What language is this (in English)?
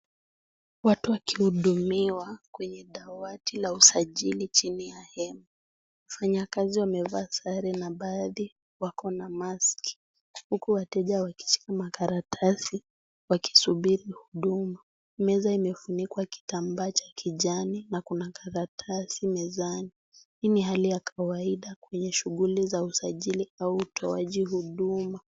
Swahili